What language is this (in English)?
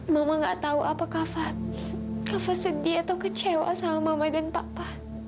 Indonesian